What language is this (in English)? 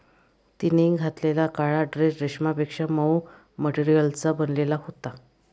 Marathi